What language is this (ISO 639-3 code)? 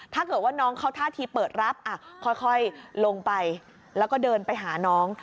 tha